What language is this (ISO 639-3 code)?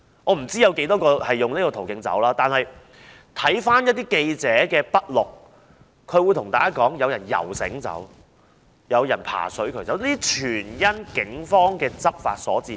yue